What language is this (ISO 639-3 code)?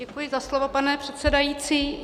ces